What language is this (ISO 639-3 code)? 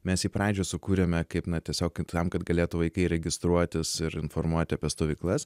lit